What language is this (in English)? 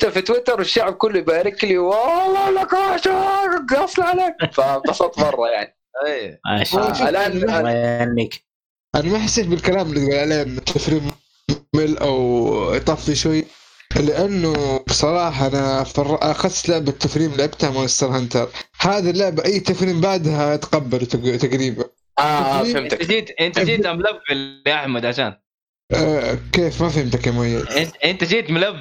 Arabic